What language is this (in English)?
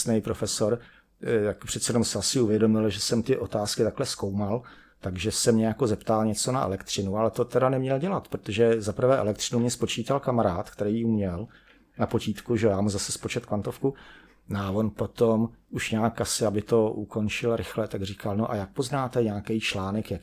Czech